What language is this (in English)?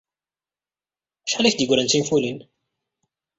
Kabyle